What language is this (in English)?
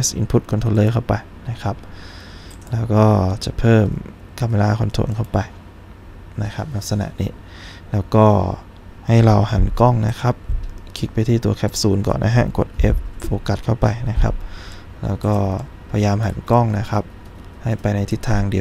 Thai